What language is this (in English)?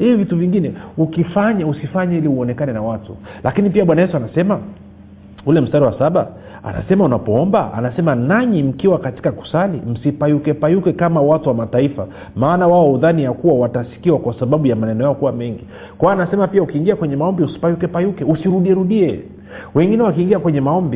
Swahili